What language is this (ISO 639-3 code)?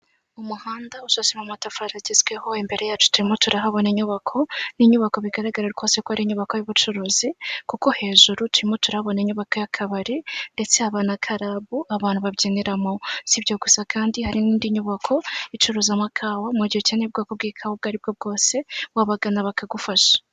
kin